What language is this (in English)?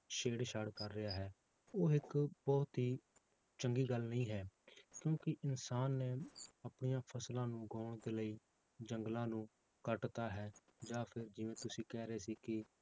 Punjabi